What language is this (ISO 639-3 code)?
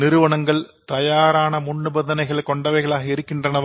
tam